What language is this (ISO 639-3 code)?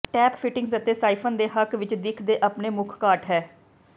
pan